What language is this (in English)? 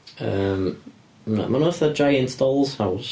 Welsh